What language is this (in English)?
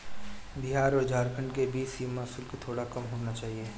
Hindi